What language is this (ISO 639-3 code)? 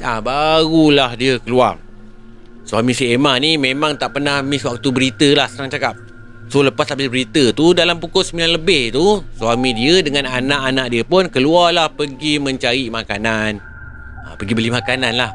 msa